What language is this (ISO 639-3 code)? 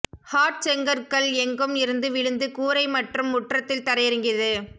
tam